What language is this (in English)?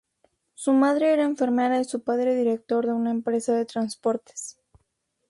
Spanish